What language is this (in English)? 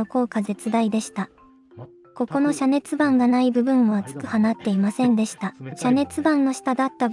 Japanese